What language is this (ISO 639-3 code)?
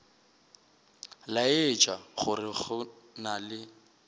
nso